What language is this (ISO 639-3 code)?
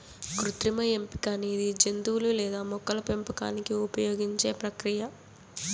tel